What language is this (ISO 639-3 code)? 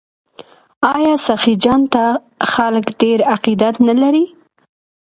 pus